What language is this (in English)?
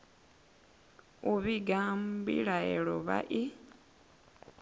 Venda